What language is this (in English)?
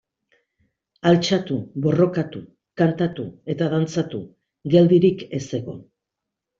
Basque